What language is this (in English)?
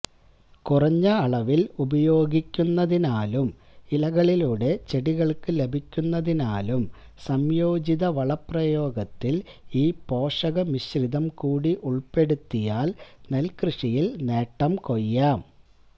Malayalam